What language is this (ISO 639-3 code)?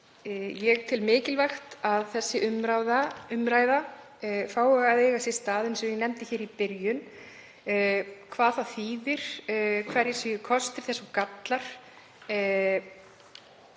isl